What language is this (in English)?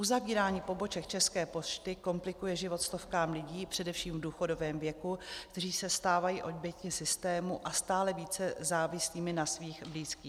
Czech